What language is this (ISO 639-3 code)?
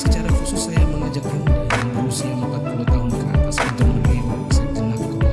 ind